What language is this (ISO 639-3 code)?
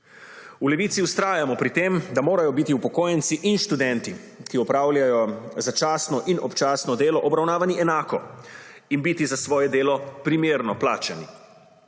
slv